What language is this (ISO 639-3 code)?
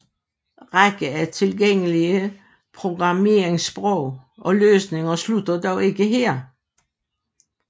dan